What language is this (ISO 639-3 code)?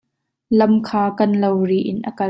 cnh